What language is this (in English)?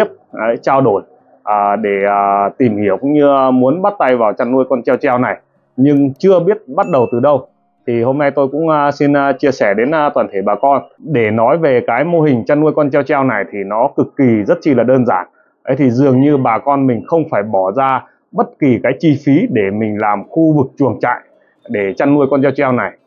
Vietnamese